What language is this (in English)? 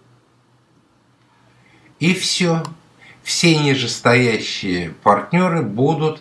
Russian